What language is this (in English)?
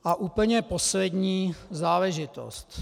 Czech